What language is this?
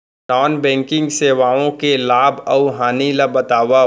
Chhattisgarhi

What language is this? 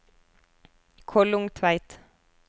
Norwegian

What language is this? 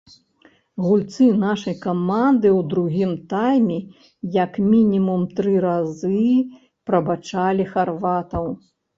Belarusian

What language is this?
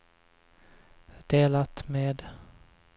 Swedish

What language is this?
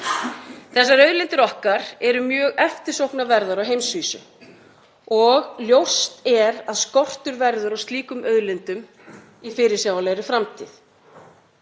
Icelandic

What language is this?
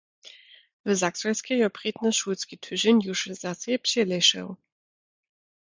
Lower Sorbian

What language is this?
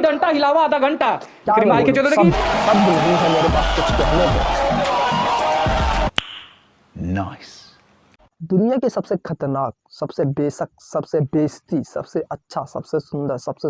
Hindi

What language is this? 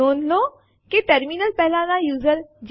Gujarati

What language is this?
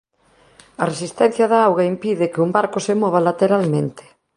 Galician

